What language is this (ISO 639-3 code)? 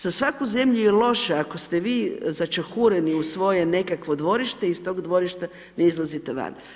hrv